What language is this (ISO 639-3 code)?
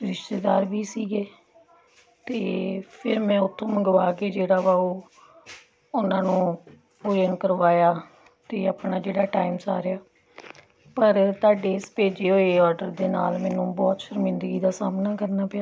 pan